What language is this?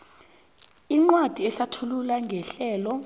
South Ndebele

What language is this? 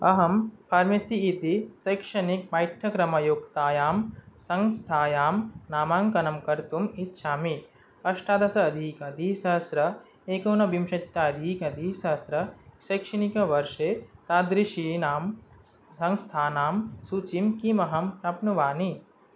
Sanskrit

